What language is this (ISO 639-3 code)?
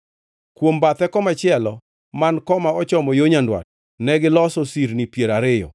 luo